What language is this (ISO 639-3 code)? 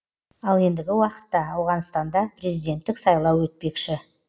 kaz